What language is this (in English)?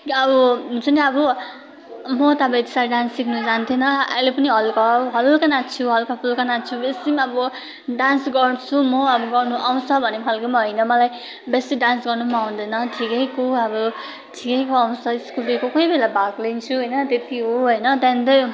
Nepali